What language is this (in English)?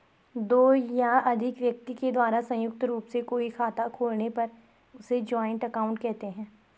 Hindi